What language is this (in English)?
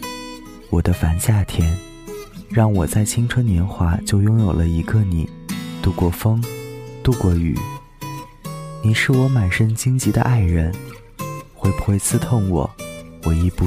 Chinese